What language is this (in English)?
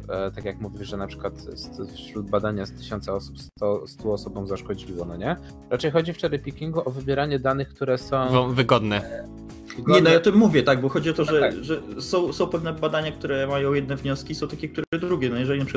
Polish